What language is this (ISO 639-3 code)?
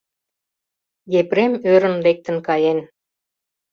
chm